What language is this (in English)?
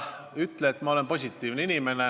Estonian